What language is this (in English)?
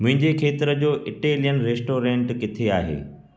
Sindhi